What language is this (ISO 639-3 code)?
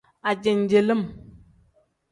kdh